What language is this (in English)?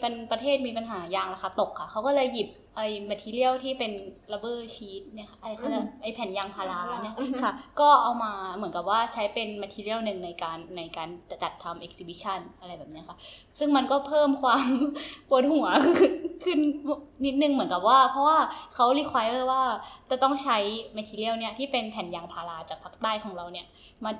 Thai